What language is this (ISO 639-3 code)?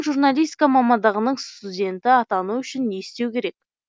kaz